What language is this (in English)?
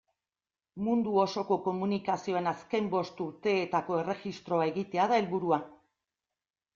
Basque